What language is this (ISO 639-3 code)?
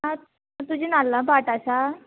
kok